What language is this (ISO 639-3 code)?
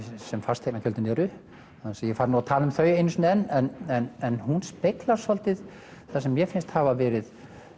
isl